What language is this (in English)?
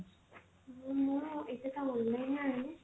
Odia